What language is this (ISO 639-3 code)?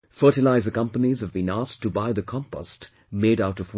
eng